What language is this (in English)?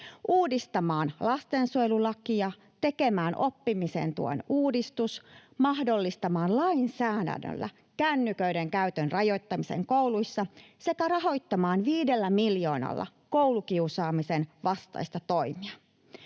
Finnish